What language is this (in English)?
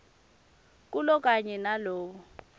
Swati